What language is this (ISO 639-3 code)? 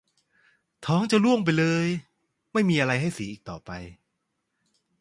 tha